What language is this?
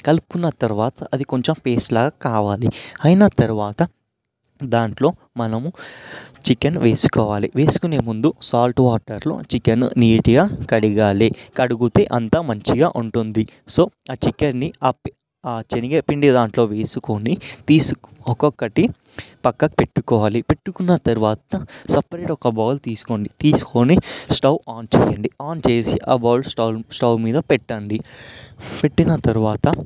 Telugu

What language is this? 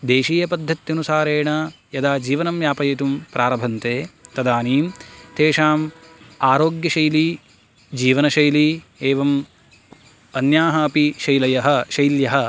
Sanskrit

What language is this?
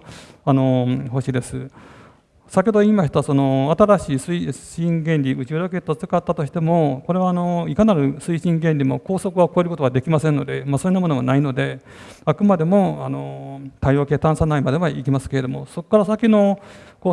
Japanese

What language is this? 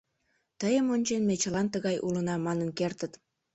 Mari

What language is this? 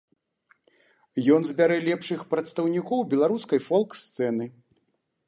Belarusian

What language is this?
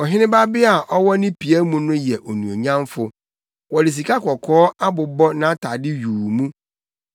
Akan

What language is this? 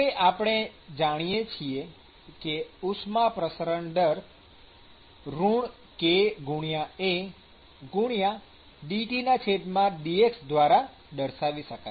Gujarati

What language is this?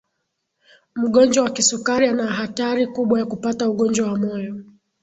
Swahili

